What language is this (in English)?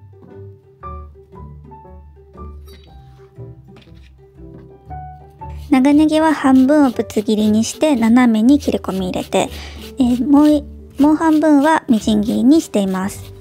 Japanese